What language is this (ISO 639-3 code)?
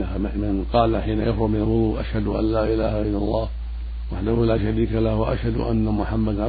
ara